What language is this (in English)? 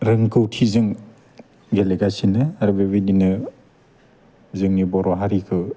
Bodo